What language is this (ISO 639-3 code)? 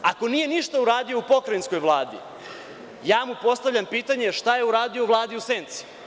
srp